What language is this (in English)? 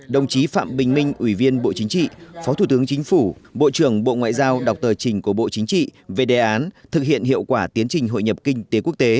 Vietnamese